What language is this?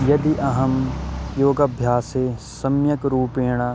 Sanskrit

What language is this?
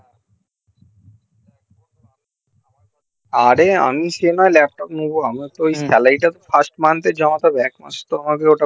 Bangla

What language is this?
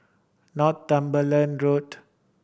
English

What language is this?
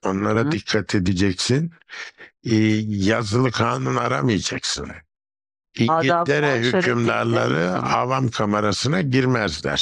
Turkish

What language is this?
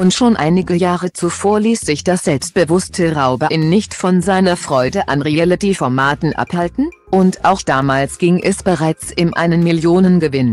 German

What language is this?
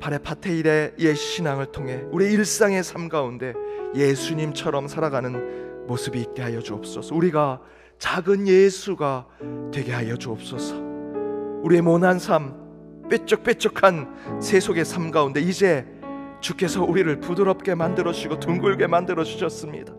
Korean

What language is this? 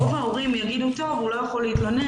Hebrew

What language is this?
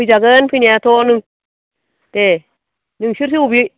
Bodo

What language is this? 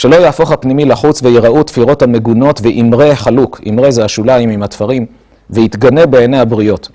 Hebrew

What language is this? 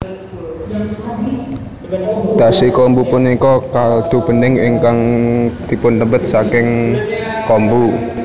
Javanese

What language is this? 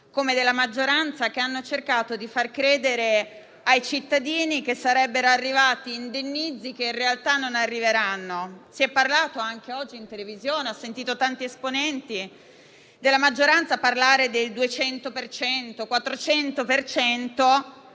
Italian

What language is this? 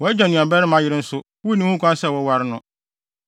Akan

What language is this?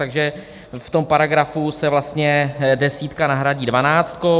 Czech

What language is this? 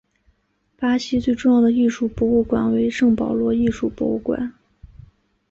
Chinese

